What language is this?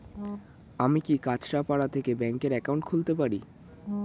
Bangla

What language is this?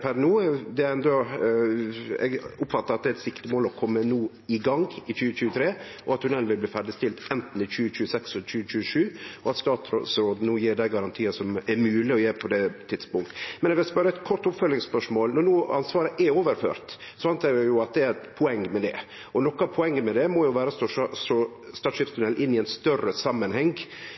Norwegian Nynorsk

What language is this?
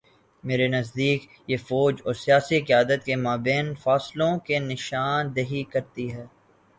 Urdu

